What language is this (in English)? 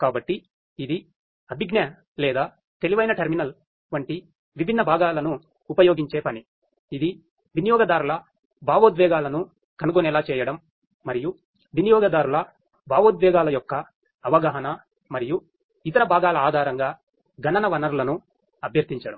Telugu